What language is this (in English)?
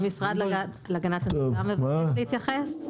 Hebrew